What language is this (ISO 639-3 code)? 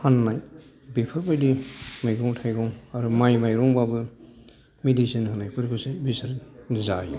brx